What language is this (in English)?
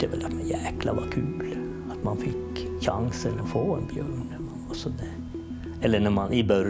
Swedish